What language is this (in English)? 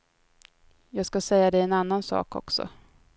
Swedish